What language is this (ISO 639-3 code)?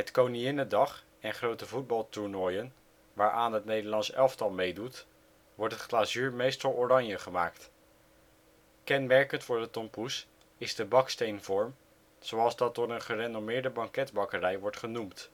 nld